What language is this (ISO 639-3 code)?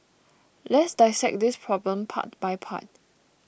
eng